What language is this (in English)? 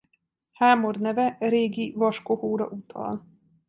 Hungarian